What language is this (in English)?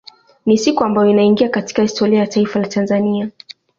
Swahili